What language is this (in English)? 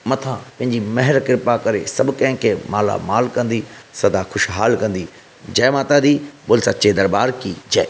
Sindhi